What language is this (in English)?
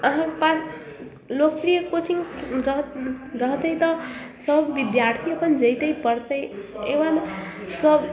Maithili